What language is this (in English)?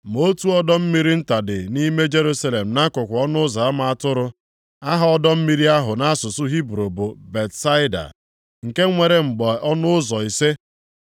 Igbo